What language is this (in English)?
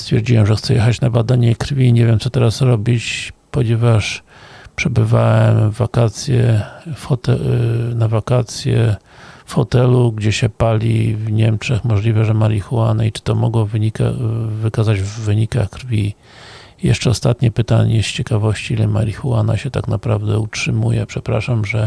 Polish